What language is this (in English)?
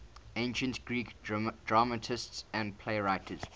English